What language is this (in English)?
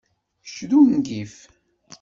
Kabyle